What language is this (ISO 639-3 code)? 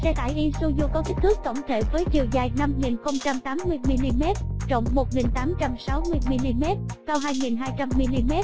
vie